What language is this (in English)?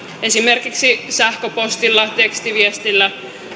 Finnish